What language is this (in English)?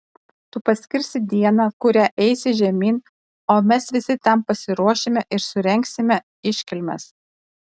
Lithuanian